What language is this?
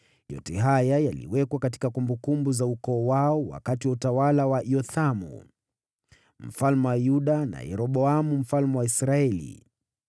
Swahili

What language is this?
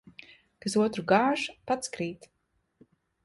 Latvian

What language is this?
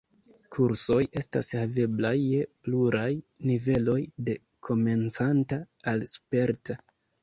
Esperanto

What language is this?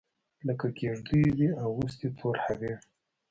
Pashto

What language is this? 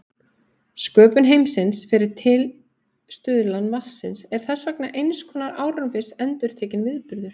Icelandic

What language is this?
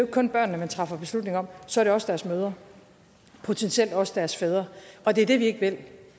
Danish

